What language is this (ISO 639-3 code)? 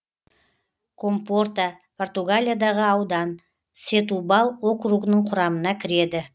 kaz